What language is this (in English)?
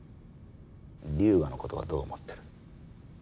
Japanese